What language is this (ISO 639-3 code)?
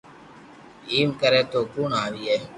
lrk